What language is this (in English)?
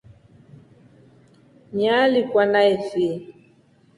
Rombo